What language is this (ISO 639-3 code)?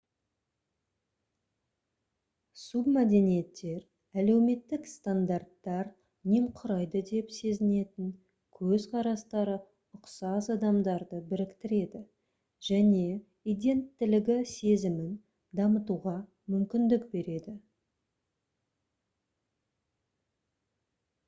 kaz